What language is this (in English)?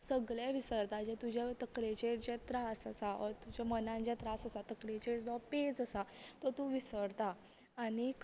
Konkani